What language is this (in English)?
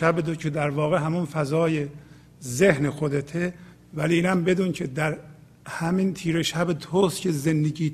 Persian